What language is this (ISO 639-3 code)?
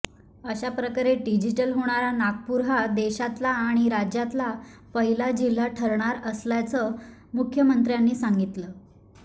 mar